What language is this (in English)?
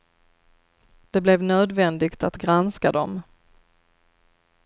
Swedish